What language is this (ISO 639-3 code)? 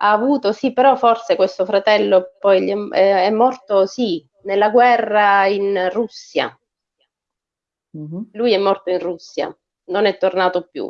ita